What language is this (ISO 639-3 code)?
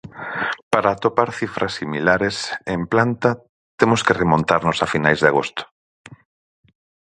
glg